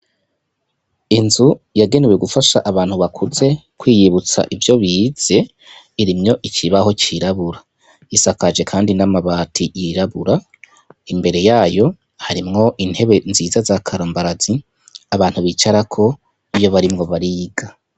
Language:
Rundi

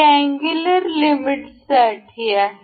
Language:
Marathi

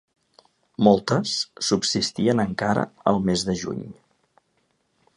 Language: Catalan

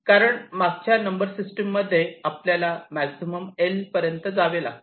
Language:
Marathi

